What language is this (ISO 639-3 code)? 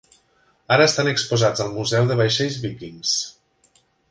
cat